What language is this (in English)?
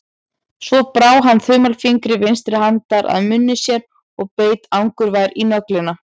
Icelandic